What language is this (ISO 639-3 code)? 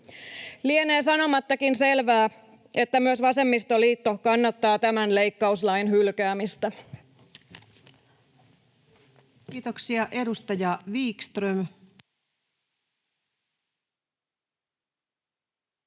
fin